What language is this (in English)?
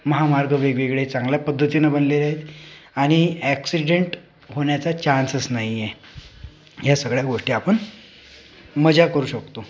Marathi